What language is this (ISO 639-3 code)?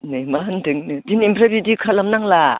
brx